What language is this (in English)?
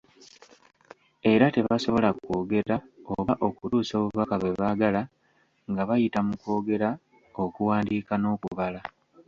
Ganda